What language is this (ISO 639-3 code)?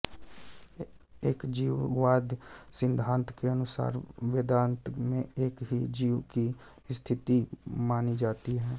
hin